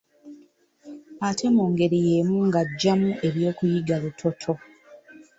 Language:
Ganda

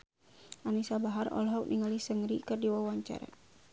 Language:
Sundanese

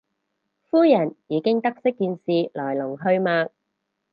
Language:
Cantonese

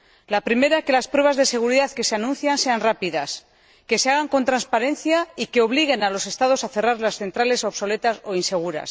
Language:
Spanish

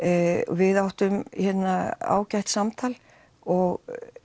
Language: Icelandic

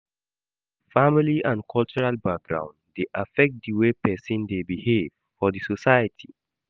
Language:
Nigerian Pidgin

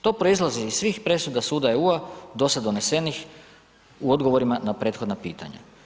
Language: Croatian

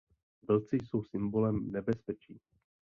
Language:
Czech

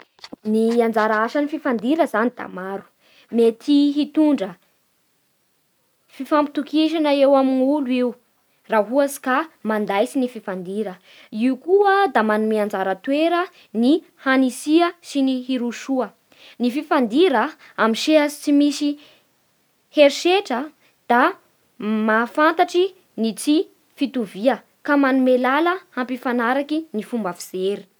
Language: Bara Malagasy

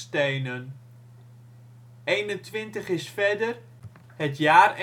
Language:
Dutch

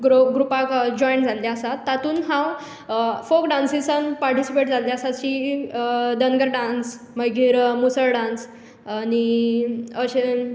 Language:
Konkani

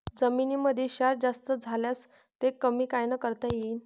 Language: Marathi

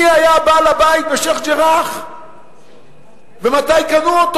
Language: Hebrew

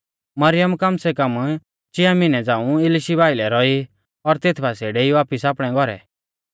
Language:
Mahasu Pahari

